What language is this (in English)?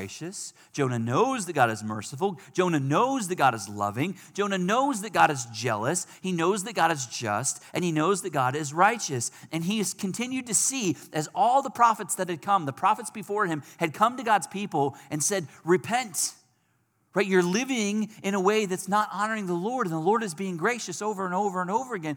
English